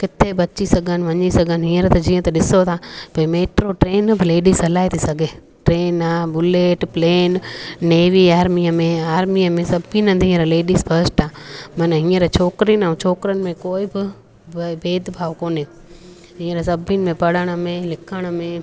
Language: Sindhi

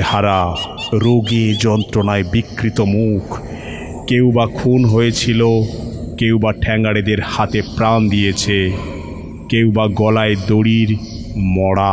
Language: Bangla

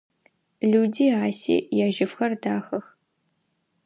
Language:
Adyghe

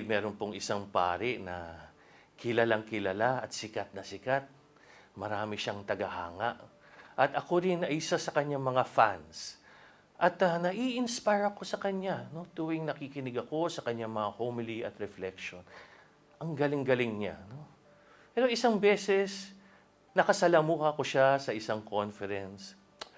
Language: Filipino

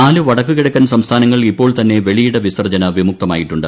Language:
Malayalam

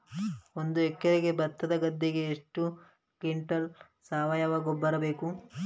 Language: Kannada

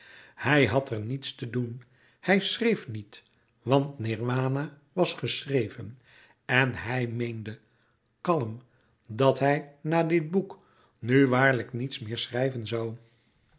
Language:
Dutch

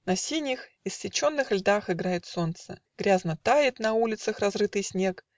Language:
Russian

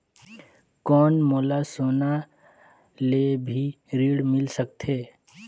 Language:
Chhattisgarhi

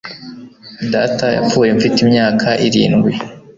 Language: Kinyarwanda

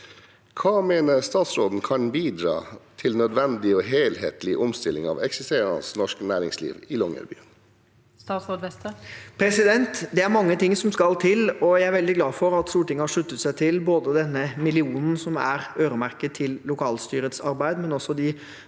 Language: Norwegian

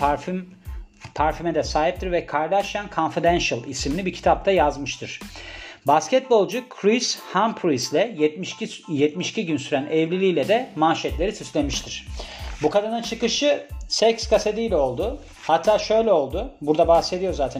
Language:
Turkish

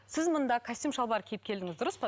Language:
Kazakh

